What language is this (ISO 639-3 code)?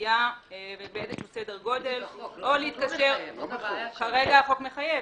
heb